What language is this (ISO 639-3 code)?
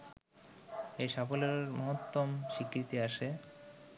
ben